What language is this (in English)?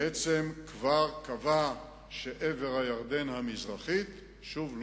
Hebrew